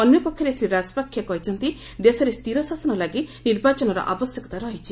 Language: Odia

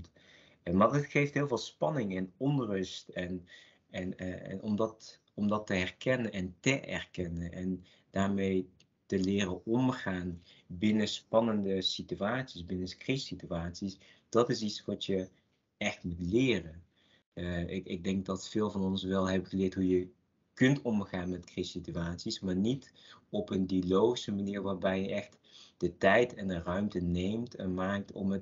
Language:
Dutch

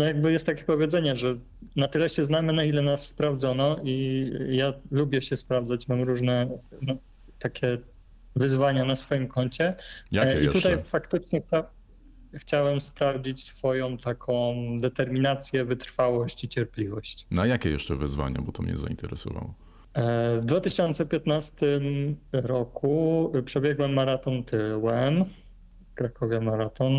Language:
Polish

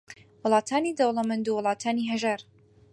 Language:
Central Kurdish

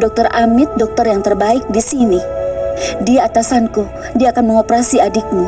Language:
Indonesian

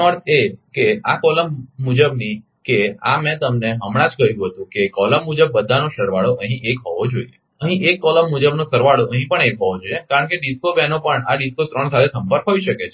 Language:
Gujarati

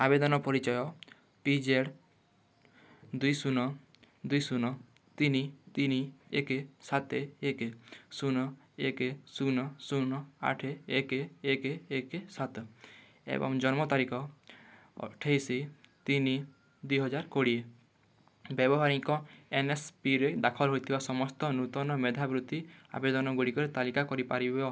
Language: Odia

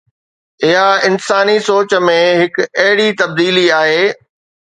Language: Sindhi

